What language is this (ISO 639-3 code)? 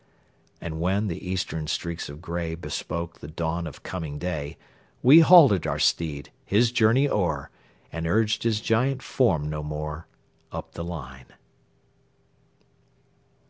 eng